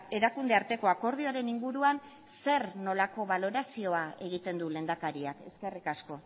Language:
Basque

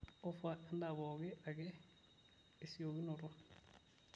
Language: Masai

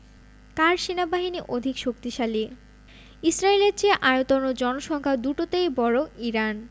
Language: Bangla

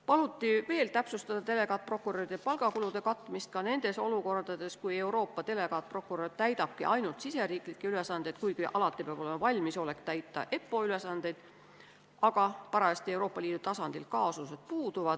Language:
Estonian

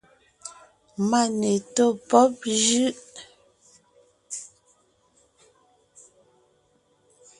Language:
Ngiemboon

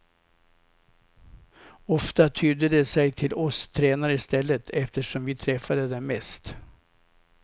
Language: Swedish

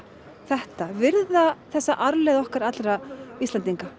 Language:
Icelandic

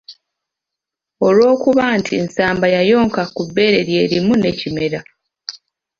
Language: Ganda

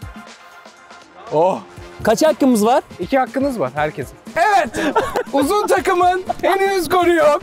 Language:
Turkish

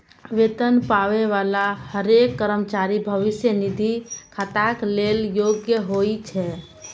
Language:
Maithili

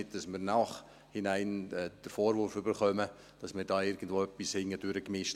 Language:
Swiss German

